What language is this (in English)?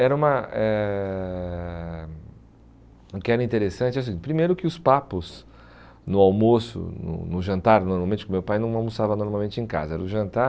Portuguese